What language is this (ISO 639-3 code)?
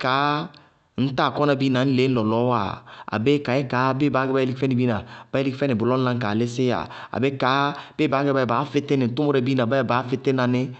bqg